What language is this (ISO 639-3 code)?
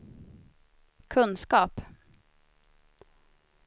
swe